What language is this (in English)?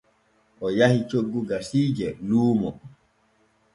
Borgu Fulfulde